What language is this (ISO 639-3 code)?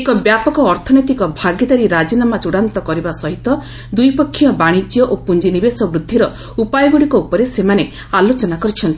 ori